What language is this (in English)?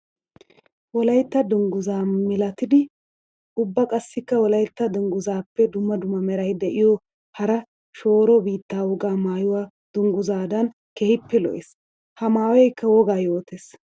Wolaytta